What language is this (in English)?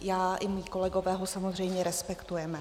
Czech